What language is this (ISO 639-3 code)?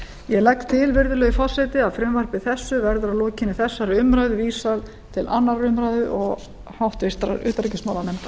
isl